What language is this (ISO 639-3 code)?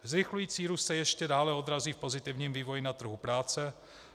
ces